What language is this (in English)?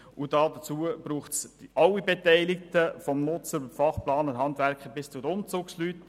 Swiss German